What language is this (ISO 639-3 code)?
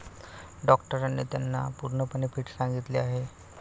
mar